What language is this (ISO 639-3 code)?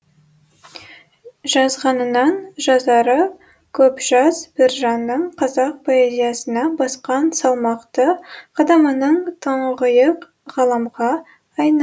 kaz